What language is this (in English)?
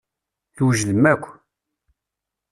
Kabyle